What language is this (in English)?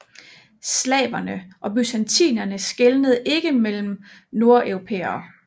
Danish